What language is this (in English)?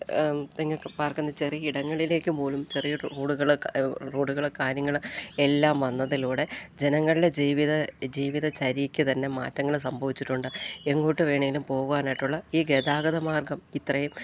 Malayalam